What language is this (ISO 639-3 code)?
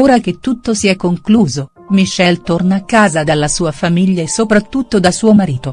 ita